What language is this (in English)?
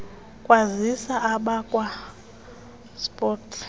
Xhosa